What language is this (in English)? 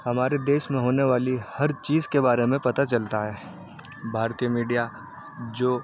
Urdu